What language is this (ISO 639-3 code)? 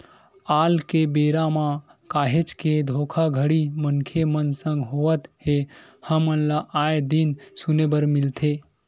hne